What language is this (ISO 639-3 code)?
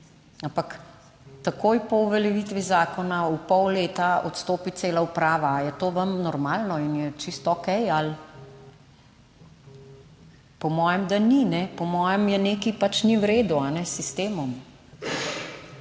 slv